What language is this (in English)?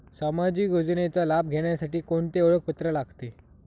Marathi